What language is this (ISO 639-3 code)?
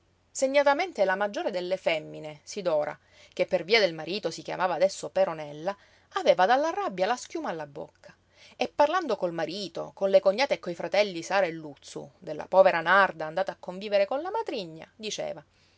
ita